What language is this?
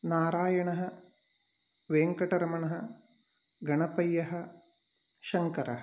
Sanskrit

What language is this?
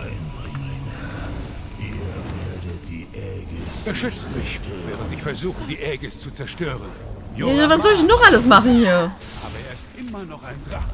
German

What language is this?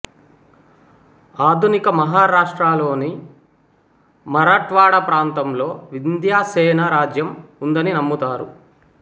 Telugu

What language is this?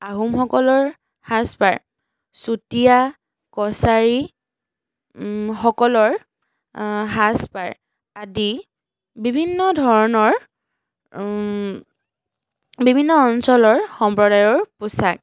Assamese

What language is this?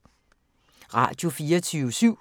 Danish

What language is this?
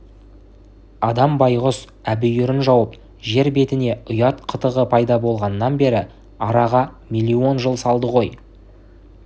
Kazakh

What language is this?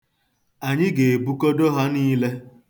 Igbo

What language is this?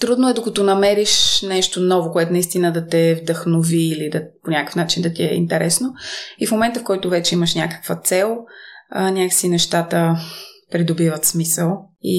Bulgarian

